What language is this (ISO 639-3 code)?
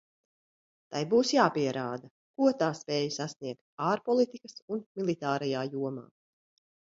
lav